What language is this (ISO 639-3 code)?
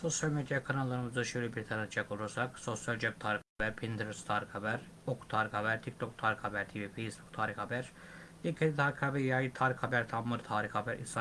tur